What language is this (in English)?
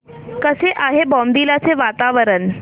Marathi